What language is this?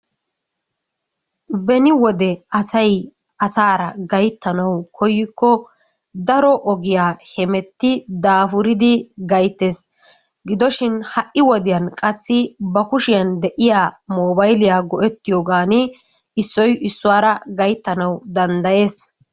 Wolaytta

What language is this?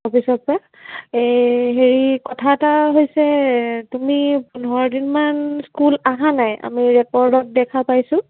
Assamese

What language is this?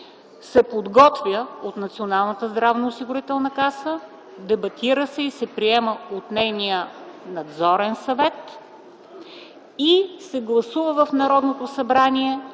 Bulgarian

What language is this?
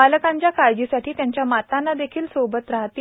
Marathi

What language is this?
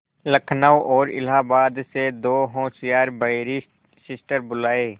Hindi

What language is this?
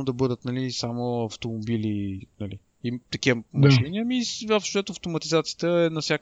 Bulgarian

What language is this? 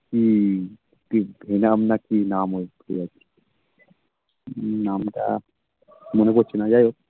Bangla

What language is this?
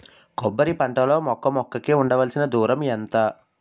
Telugu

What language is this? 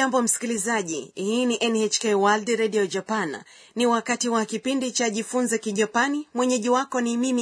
Swahili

